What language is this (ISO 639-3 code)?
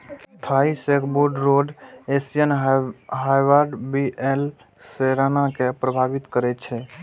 mai